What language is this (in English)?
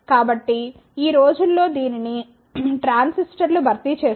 Telugu